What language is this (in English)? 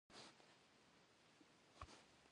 Kabardian